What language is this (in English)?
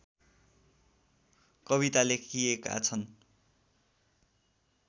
Nepali